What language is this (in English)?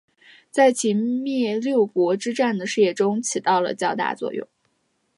Chinese